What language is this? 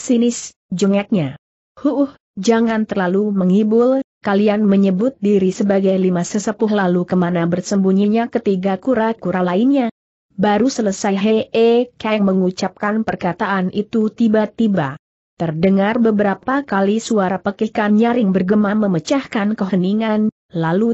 Indonesian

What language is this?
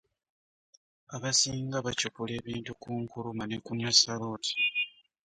Ganda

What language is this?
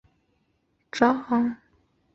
Chinese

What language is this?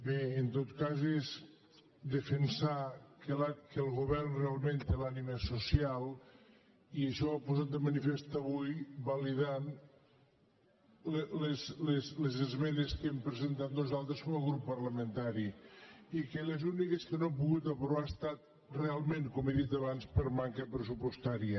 Catalan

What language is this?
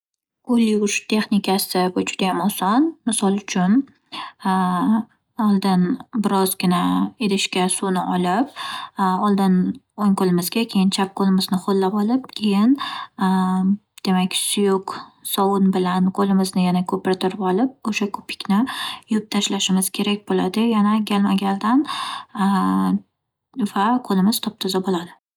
Uzbek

